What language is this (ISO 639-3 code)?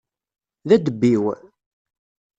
kab